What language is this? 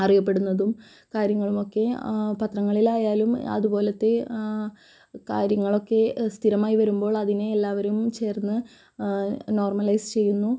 Malayalam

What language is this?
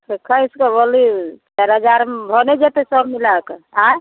Maithili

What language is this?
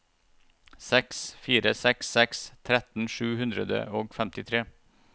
Norwegian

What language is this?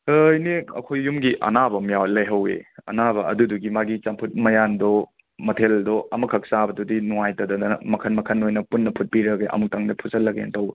Manipuri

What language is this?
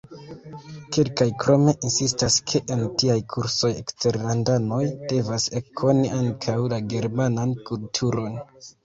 Esperanto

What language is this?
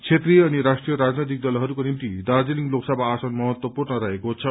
Nepali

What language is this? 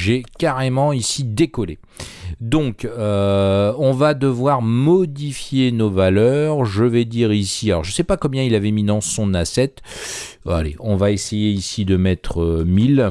French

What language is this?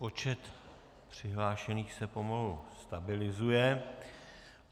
Czech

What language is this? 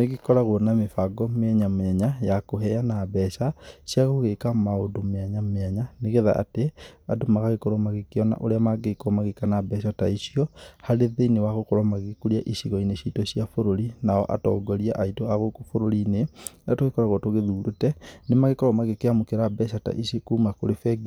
Kikuyu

